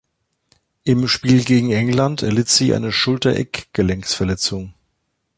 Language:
German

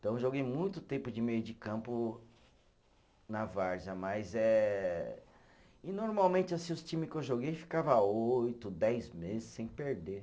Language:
Portuguese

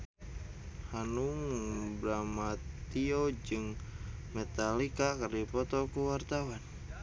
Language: Sundanese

